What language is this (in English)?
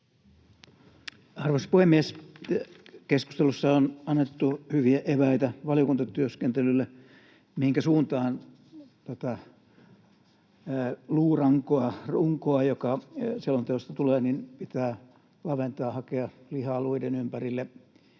Finnish